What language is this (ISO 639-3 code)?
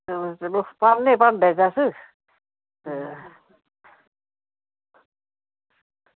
doi